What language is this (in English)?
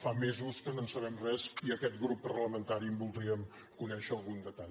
Catalan